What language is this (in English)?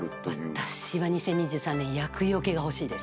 Japanese